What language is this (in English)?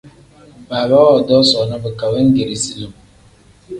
Tem